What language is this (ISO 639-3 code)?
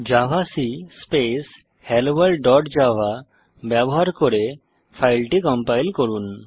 ben